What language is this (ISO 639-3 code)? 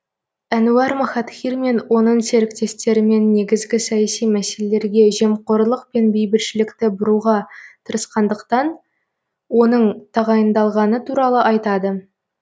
kaz